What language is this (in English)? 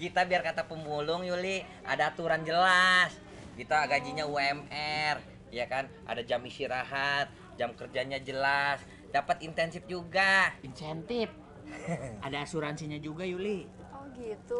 Indonesian